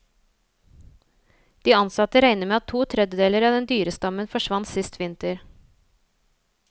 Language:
Norwegian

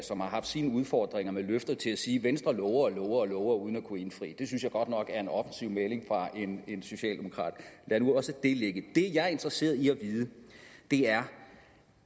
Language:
Danish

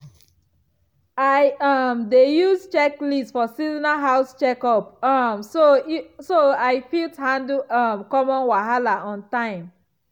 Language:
Nigerian Pidgin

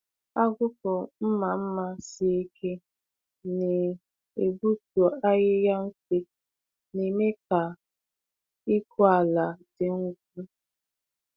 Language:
Igbo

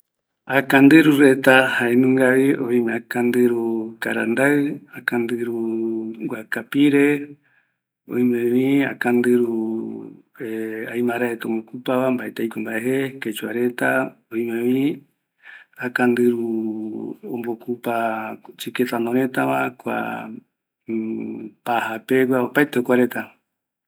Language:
Eastern Bolivian Guaraní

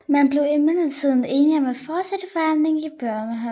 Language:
Danish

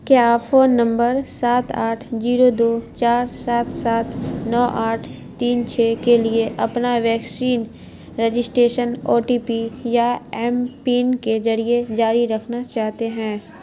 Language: Urdu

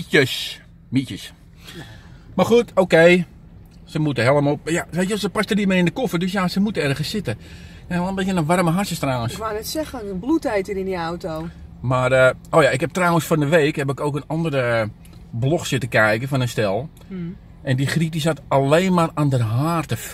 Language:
Dutch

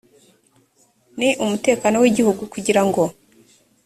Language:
Kinyarwanda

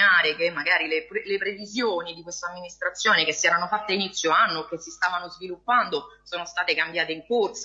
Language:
Italian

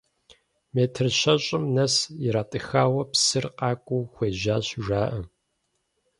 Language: Kabardian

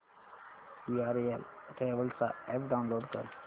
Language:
Marathi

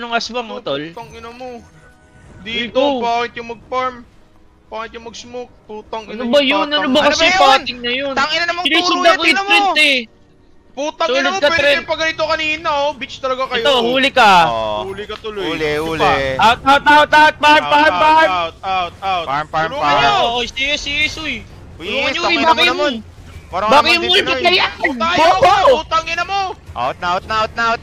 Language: Filipino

